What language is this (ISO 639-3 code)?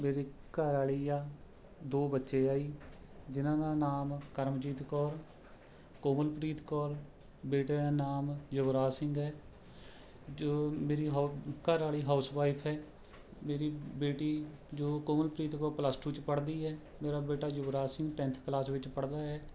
pan